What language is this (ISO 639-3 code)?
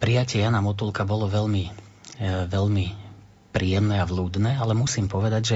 slk